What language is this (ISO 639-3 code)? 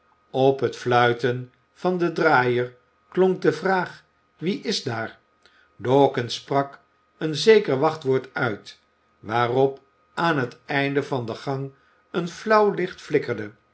nld